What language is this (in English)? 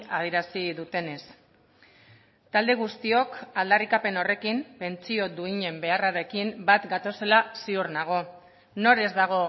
Basque